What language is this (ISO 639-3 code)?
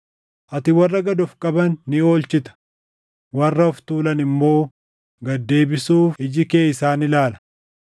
orm